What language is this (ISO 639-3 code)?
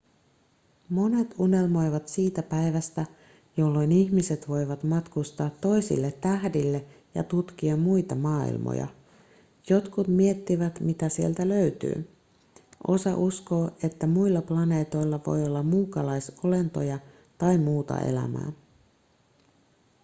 fin